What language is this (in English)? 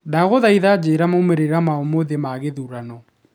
Kikuyu